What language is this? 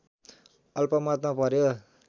Nepali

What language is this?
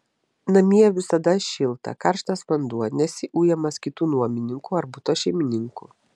Lithuanian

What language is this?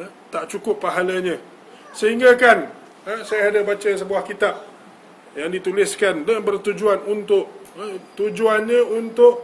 Malay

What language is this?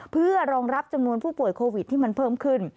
Thai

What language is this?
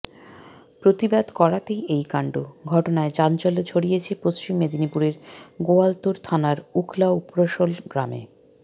Bangla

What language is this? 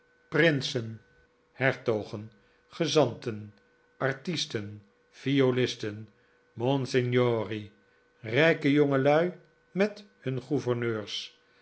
Dutch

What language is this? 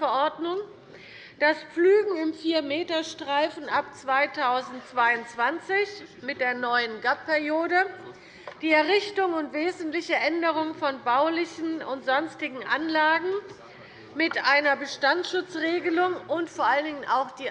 German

